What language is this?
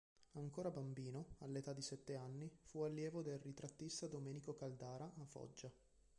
Italian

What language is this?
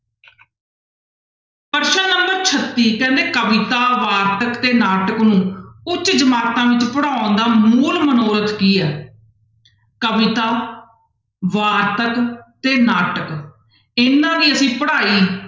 Punjabi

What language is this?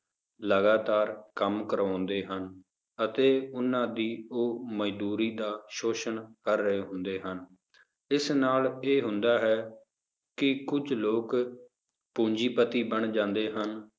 Punjabi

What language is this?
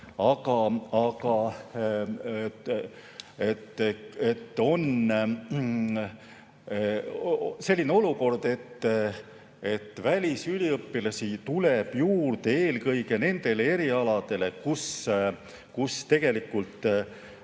Estonian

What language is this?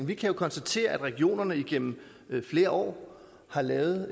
Danish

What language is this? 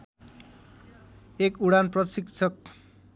Nepali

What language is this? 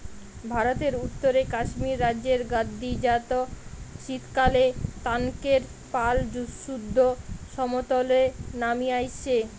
Bangla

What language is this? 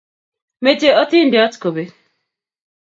Kalenjin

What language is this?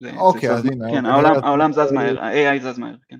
Hebrew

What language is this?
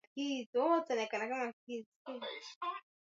Swahili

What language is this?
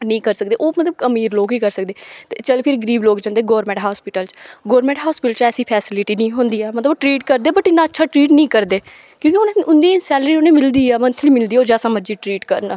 Dogri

